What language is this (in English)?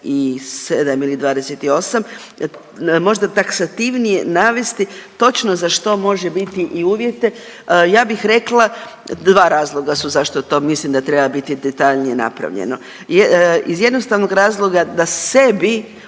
Croatian